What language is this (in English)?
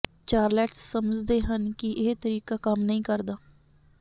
Punjabi